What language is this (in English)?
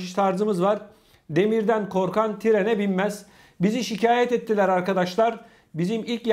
Turkish